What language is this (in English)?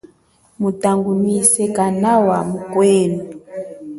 Chokwe